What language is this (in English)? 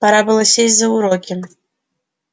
Russian